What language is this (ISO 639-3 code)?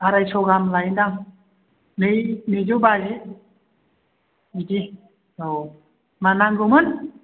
brx